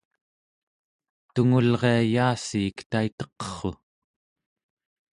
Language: Central Yupik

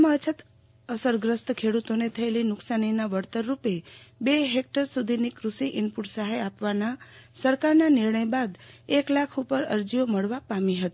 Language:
Gujarati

